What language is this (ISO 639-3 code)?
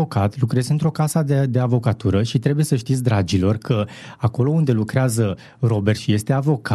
ron